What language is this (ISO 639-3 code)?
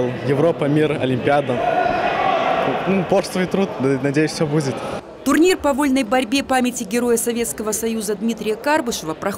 rus